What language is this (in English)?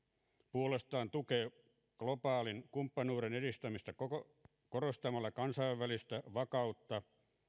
Finnish